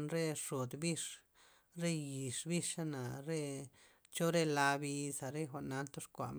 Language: Loxicha Zapotec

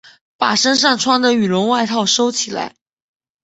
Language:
Chinese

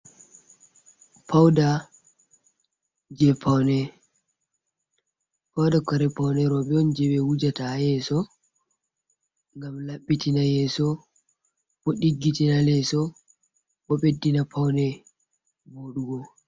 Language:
Fula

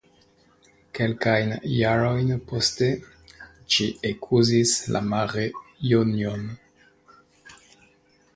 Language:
Esperanto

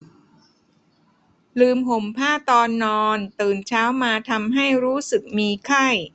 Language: Thai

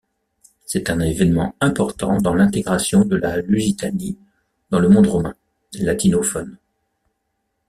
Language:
French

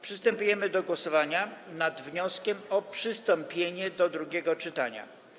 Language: Polish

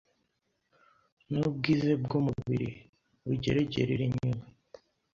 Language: Kinyarwanda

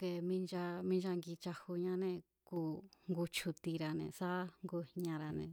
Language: Mazatlán Mazatec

